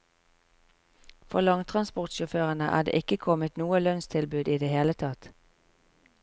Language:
Norwegian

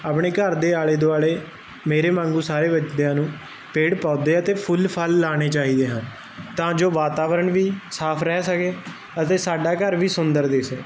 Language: Punjabi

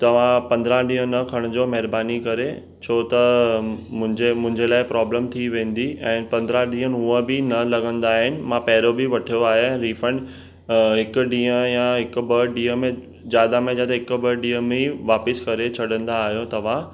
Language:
Sindhi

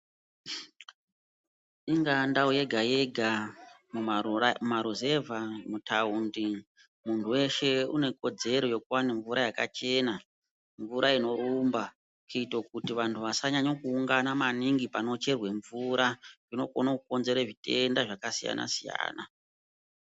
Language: Ndau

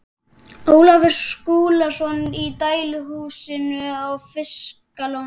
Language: Icelandic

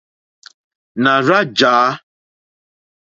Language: Mokpwe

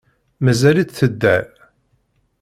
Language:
Kabyle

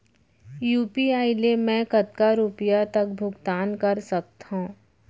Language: Chhattisgarhi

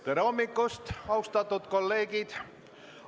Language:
Estonian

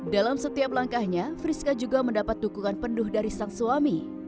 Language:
Indonesian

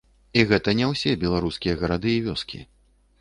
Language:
Belarusian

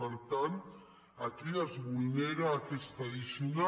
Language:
Catalan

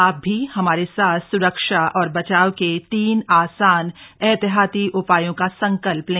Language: Hindi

